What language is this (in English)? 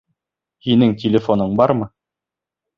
Bashkir